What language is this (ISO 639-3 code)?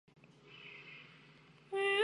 zho